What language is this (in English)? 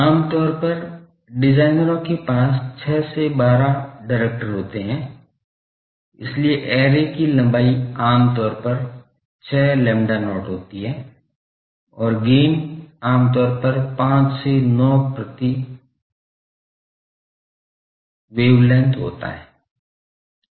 Hindi